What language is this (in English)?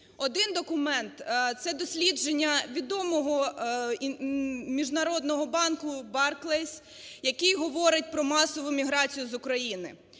Ukrainian